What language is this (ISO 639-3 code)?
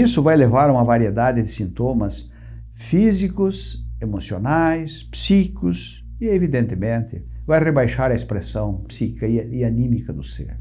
por